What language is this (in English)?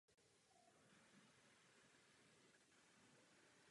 Czech